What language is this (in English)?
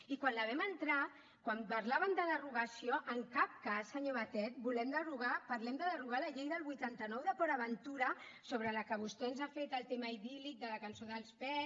Catalan